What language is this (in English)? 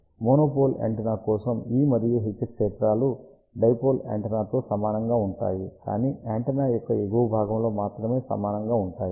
Telugu